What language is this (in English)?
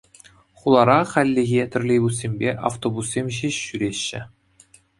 Chuvash